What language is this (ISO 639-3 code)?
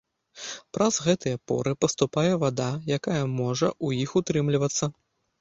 bel